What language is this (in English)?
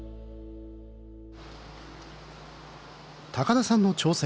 Japanese